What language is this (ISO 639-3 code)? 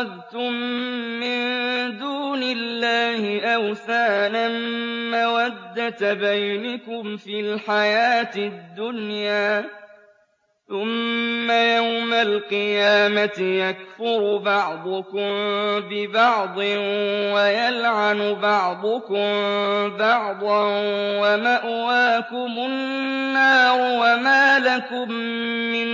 ara